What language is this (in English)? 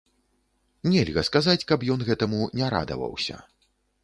Belarusian